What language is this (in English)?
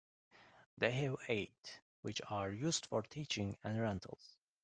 English